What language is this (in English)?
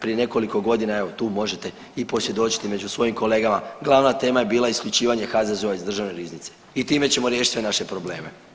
Croatian